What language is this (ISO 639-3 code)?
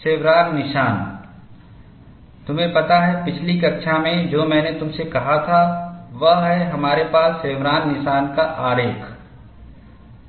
hin